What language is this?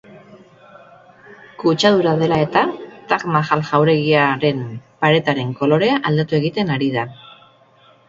Basque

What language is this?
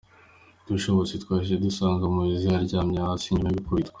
Kinyarwanda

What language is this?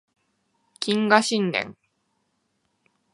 Japanese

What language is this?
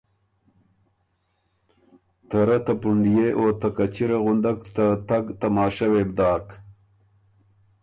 Ormuri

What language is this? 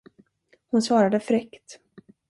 Swedish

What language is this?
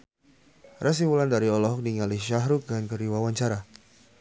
Sundanese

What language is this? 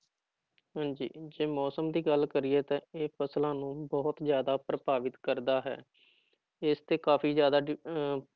Punjabi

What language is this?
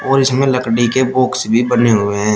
Hindi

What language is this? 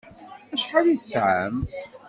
Kabyle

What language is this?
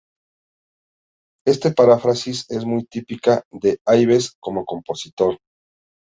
Spanish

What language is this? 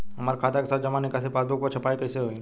Bhojpuri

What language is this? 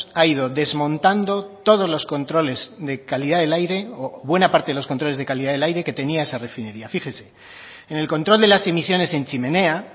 Spanish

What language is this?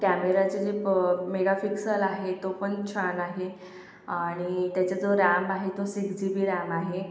Marathi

